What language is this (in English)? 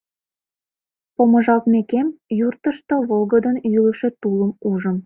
Mari